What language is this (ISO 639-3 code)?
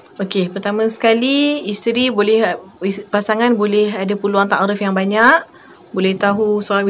msa